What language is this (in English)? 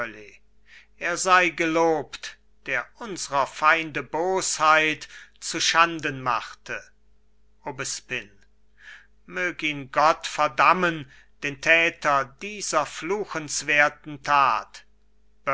German